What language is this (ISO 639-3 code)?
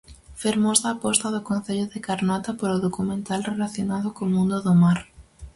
glg